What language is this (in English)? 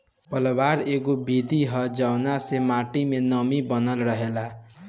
Bhojpuri